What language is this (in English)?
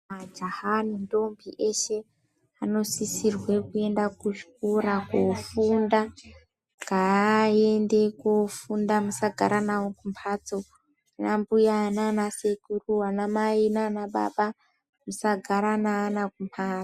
Ndau